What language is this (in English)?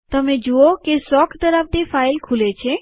Gujarati